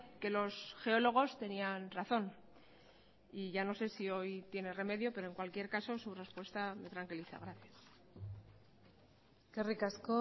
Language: Spanish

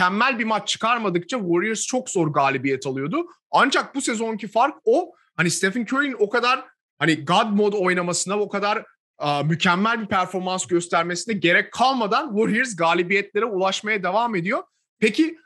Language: Turkish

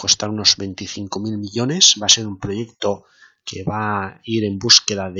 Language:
Spanish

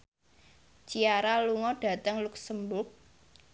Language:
Javanese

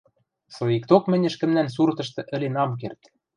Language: Western Mari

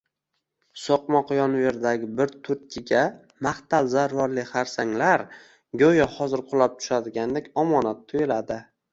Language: Uzbek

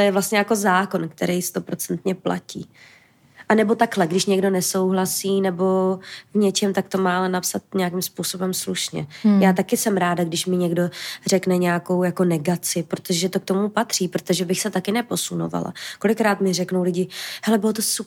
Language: Czech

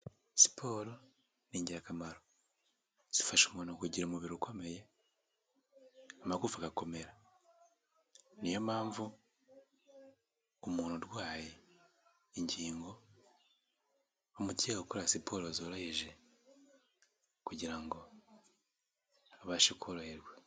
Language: Kinyarwanda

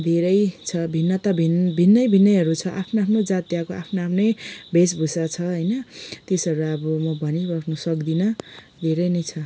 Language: Nepali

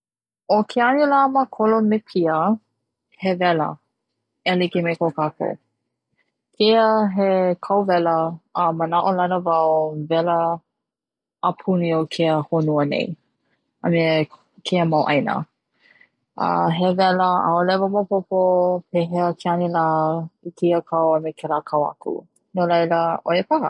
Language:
Hawaiian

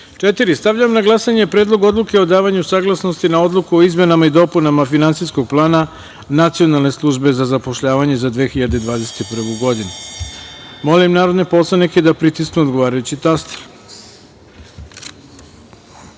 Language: Serbian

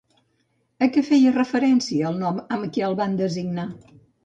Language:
Catalan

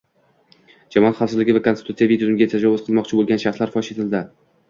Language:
Uzbek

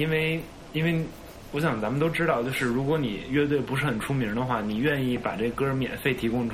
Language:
Chinese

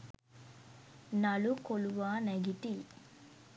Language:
Sinhala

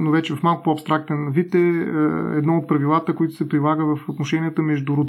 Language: Bulgarian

